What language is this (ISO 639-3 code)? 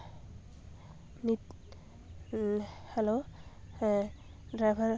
sat